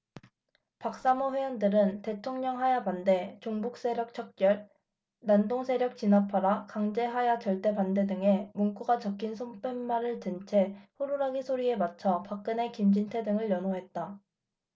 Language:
Korean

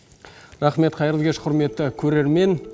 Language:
Kazakh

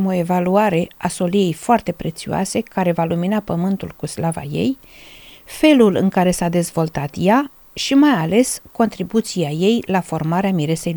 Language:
Romanian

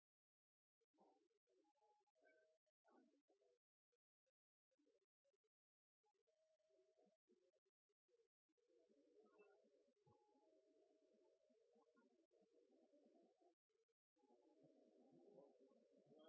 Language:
Norwegian Nynorsk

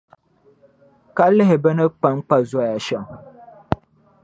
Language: Dagbani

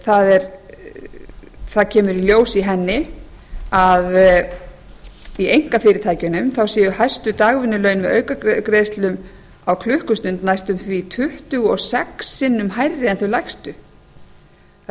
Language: Icelandic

